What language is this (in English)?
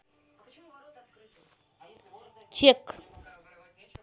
Russian